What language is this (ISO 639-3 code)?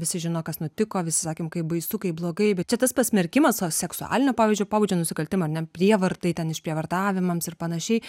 lit